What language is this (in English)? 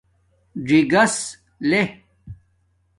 Domaaki